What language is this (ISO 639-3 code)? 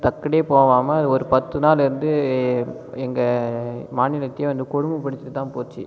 tam